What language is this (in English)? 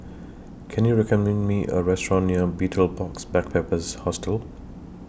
English